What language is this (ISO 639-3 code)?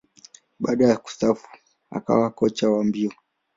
swa